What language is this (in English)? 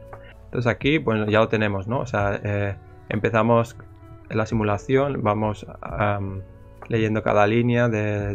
Spanish